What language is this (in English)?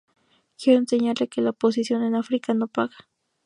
Spanish